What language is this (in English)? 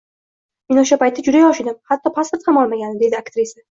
Uzbek